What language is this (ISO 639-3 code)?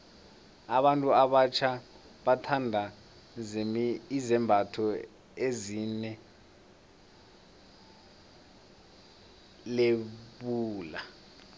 nbl